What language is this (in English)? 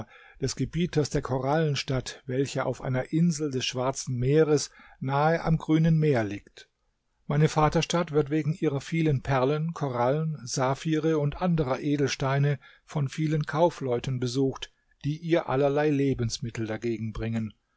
German